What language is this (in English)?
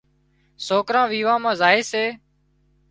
Wadiyara Koli